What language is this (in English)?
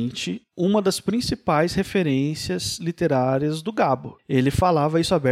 Portuguese